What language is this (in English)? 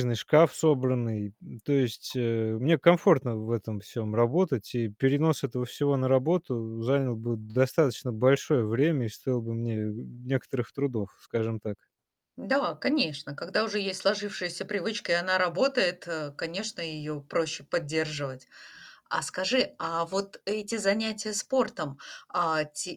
Russian